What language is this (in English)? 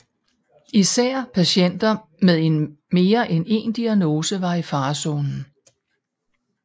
Danish